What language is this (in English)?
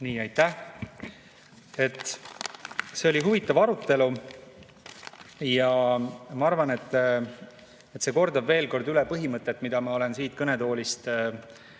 Estonian